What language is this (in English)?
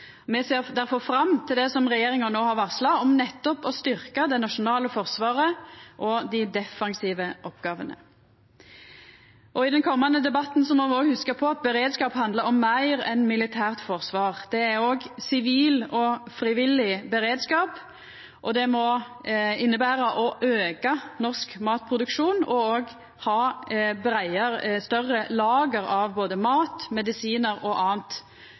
Norwegian Nynorsk